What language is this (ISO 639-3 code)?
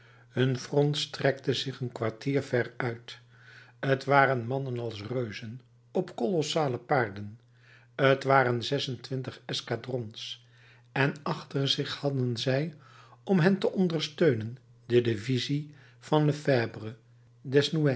nld